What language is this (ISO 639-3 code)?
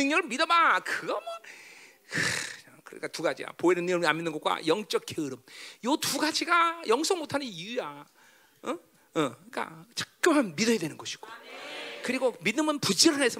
kor